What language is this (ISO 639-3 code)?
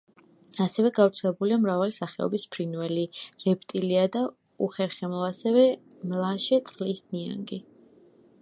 kat